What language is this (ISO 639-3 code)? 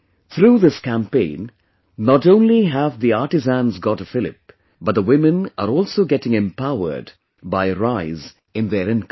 eng